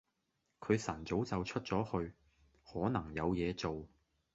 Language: Cantonese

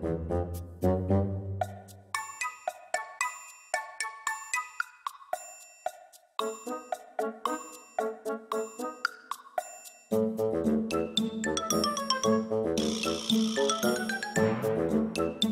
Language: Japanese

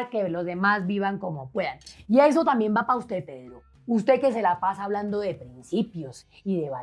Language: Spanish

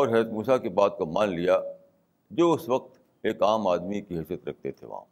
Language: Urdu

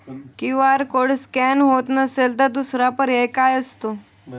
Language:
Marathi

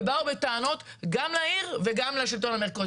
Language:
Hebrew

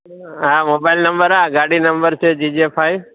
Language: Gujarati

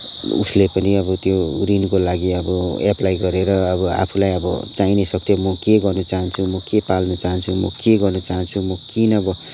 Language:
Nepali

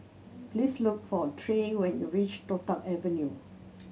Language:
English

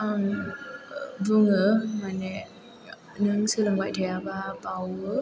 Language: Bodo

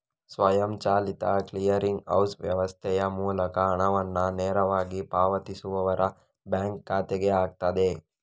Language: Kannada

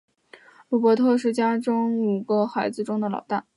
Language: Chinese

